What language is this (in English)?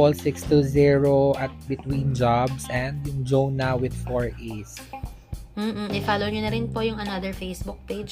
Filipino